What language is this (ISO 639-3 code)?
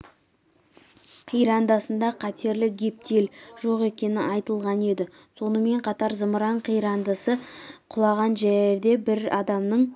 kaz